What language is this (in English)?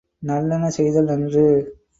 Tamil